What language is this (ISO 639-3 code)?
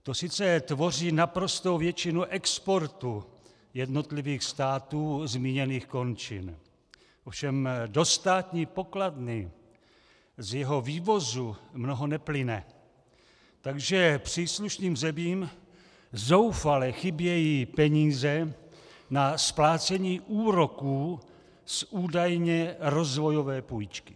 ces